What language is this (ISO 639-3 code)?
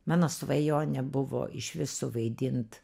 lit